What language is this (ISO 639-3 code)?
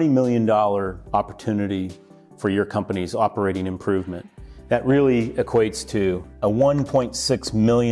eng